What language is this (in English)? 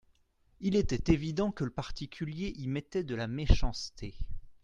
French